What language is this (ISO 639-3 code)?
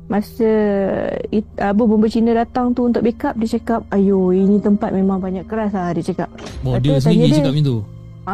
msa